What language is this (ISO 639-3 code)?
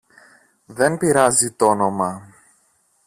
ell